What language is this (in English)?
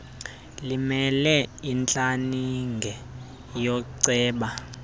Xhosa